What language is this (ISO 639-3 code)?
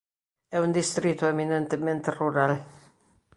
glg